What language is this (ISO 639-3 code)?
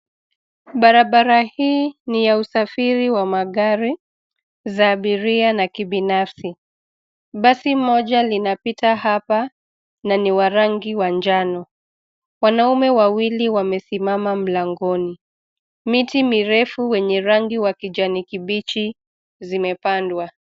swa